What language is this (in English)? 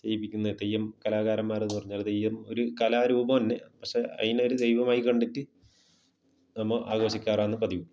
Malayalam